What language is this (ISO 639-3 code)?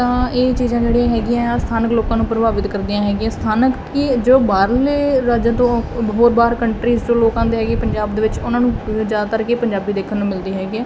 pan